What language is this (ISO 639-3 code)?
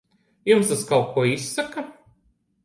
lav